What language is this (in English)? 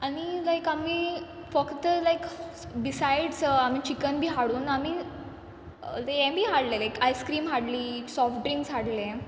Konkani